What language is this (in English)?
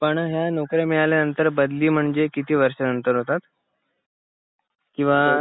Marathi